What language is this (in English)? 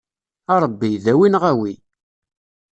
Kabyle